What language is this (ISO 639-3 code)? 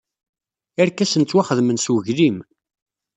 kab